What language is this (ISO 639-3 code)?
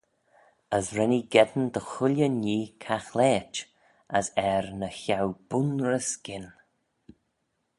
glv